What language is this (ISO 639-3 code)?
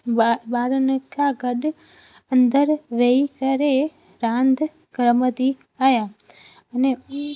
snd